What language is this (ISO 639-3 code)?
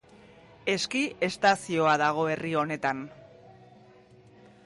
eus